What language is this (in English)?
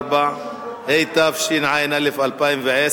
Hebrew